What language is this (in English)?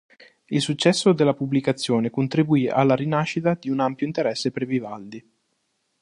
Italian